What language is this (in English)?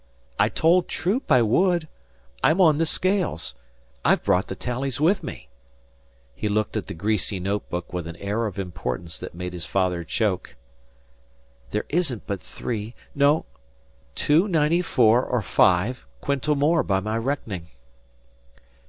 English